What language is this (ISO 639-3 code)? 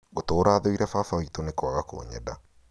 kik